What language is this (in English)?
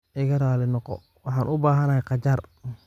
Somali